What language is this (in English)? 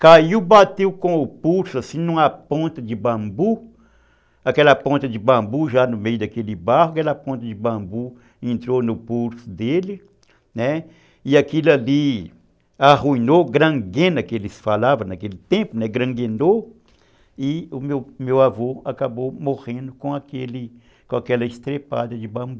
Portuguese